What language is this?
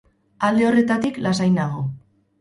Basque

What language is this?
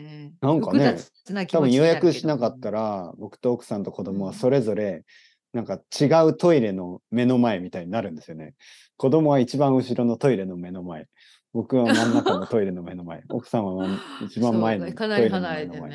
Japanese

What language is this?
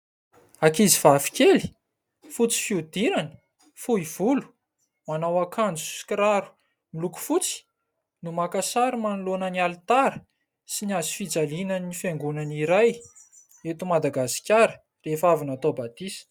Malagasy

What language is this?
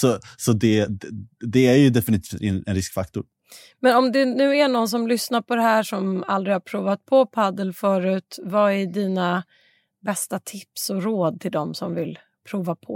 Swedish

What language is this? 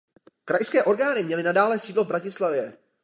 Czech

